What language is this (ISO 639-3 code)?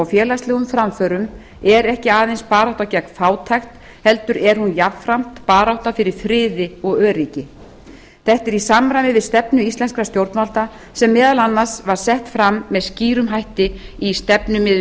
isl